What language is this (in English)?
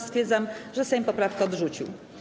Polish